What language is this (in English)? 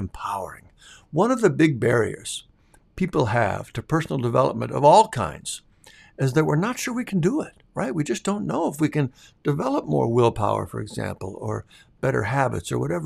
English